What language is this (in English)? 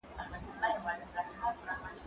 Pashto